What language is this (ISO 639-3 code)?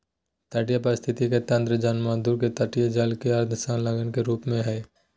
mag